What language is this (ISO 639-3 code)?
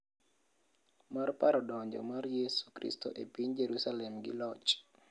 luo